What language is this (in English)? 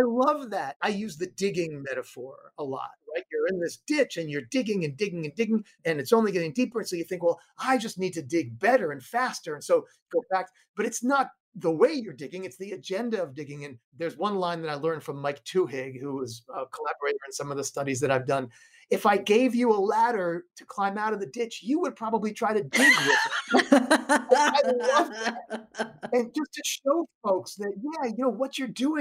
English